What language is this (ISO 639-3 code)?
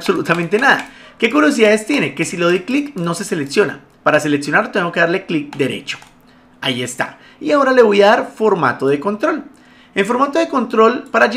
spa